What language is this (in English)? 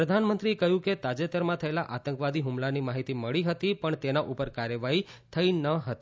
Gujarati